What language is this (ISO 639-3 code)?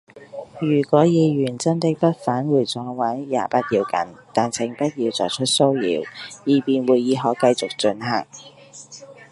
yue